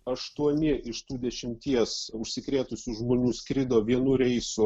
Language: Lithuanian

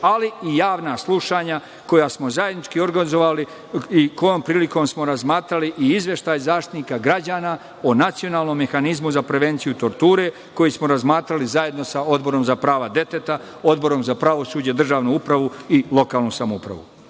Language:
Serbian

